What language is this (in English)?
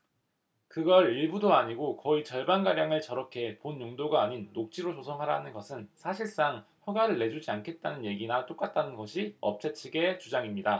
Korean